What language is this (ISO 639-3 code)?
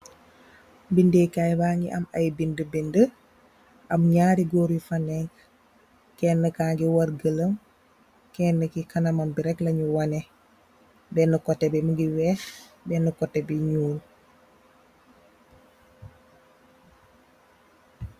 wol